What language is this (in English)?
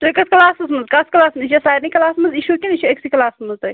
Kashmiri